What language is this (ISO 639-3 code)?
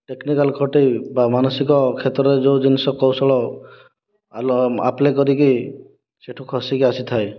ori